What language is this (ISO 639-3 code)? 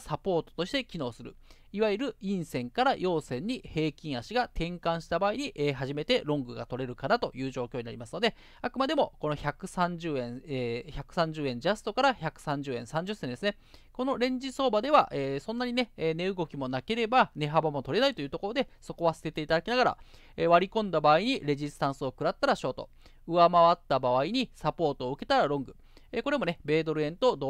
jpn